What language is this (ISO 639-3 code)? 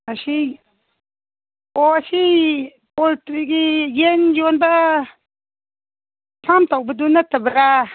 mni